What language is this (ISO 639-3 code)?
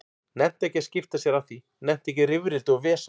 isl